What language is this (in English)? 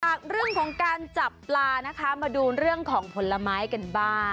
Thai